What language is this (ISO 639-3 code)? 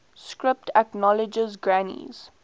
eng